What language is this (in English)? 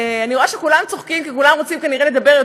Hebrew